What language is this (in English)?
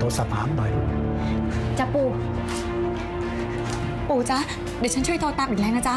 Thai